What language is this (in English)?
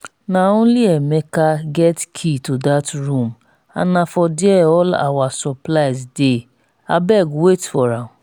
Nigerian Pidgin